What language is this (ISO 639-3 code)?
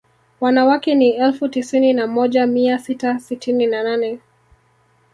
swa